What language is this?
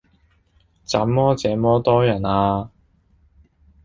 Cantonese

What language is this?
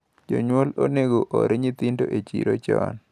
Luo (Kenya and Tanzania)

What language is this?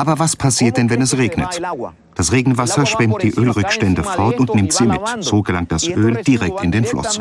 German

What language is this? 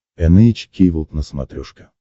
Russian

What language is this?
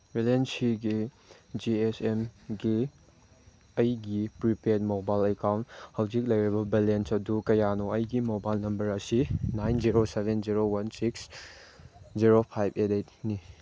Manipuri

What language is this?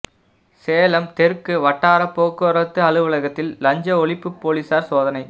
Tamil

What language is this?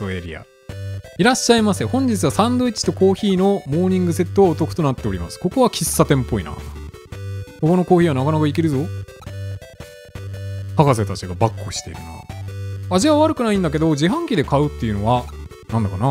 Japanese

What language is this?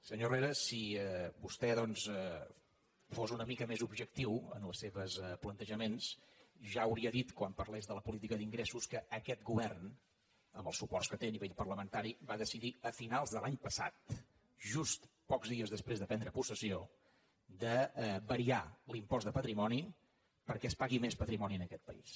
Catalan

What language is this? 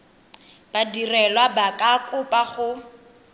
Tswana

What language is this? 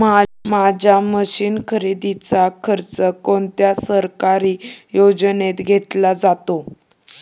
Marathi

